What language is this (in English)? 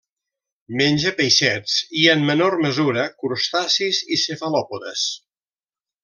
Catalan